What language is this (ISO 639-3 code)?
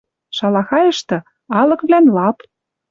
mrj